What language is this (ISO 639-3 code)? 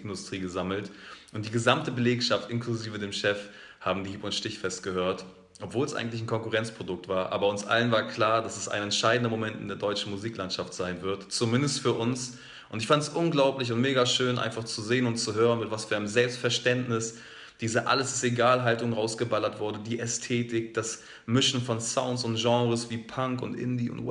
deu